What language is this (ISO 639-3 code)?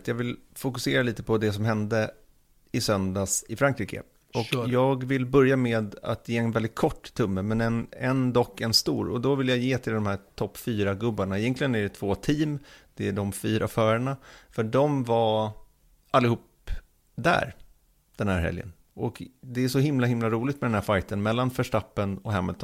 swe